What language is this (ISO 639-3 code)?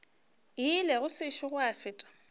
nso